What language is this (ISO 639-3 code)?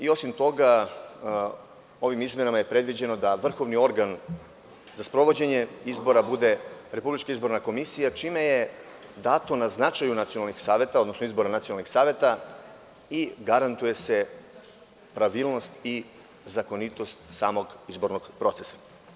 srp